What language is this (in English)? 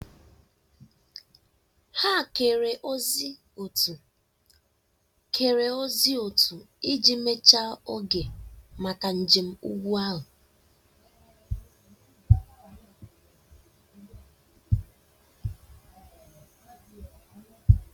Igbo